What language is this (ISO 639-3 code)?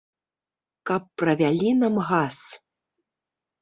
bel